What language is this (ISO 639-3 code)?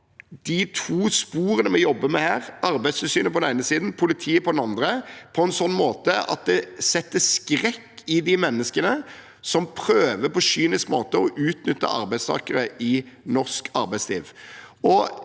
nor